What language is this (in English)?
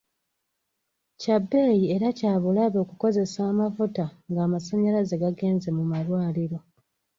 Ganda